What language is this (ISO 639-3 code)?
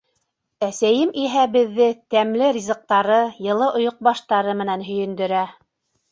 bak